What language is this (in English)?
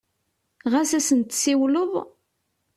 Kabyle